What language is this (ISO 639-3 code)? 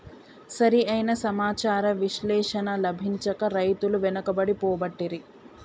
tel